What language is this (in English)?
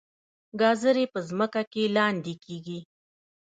Pashto